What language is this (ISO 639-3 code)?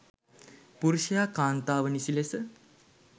sin